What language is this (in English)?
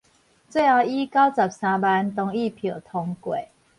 Min Nan Chinese